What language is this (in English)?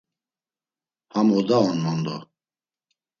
Laz